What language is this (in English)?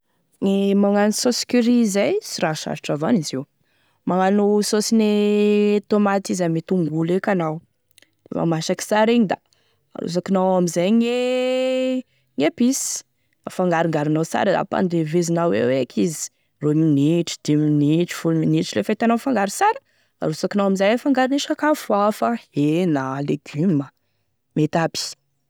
Tesaka Malagasy